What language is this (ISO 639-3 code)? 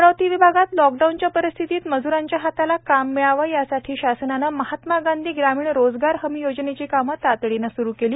mar